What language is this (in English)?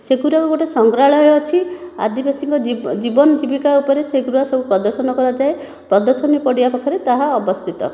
Odia